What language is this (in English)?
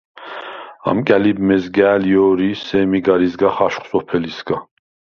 Svan